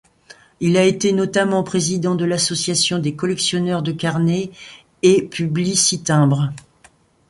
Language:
French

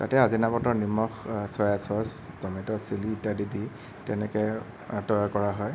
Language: Assamese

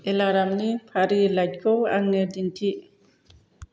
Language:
Bodo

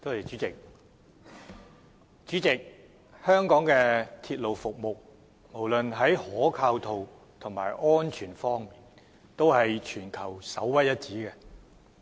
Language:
Cantonese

